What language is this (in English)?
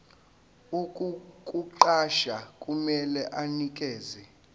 Zulu